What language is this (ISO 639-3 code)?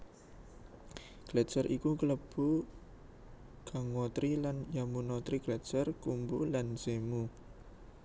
jav